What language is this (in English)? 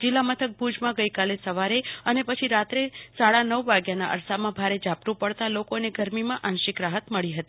Gujarati